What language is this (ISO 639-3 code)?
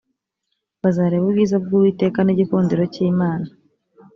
kin